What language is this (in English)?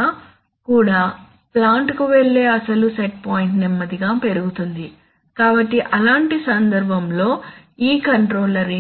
Telugu